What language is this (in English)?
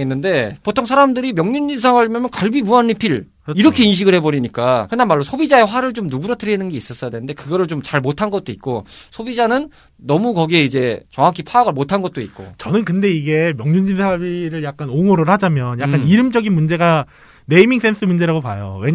Korean